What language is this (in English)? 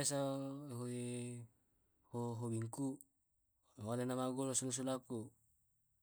Tae'